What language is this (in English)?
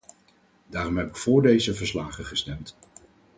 Dutch